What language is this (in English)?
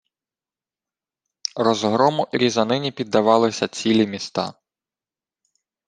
Ukrainian